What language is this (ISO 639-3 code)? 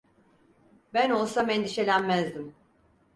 tur